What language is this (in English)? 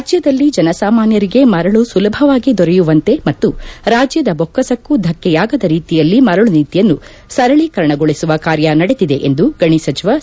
Kannada